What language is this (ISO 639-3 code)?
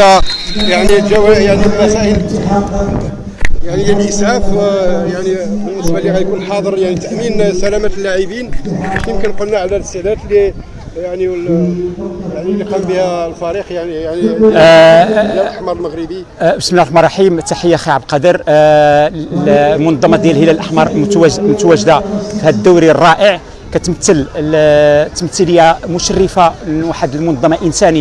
ara